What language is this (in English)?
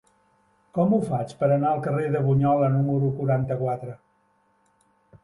Catalan